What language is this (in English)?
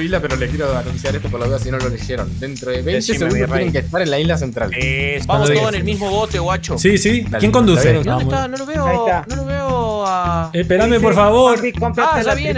Spanish